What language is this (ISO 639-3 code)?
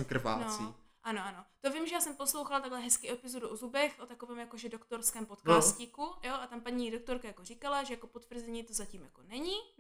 ces